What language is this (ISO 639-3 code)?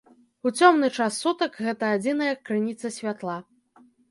bel